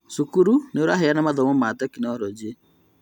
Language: Kikuyu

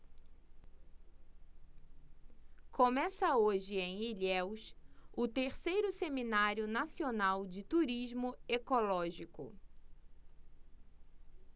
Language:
Portuguese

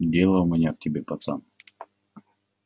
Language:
Russian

